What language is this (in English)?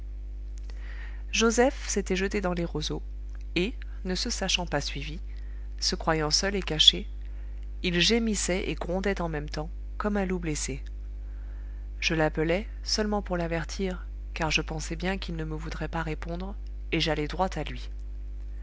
French